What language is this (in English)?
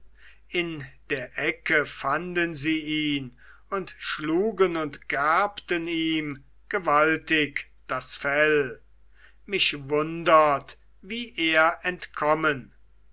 German